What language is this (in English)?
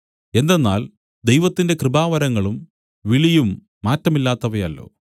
Malayalam